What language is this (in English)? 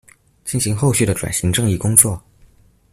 Chinese